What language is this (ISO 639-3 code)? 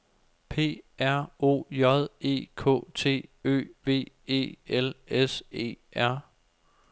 dan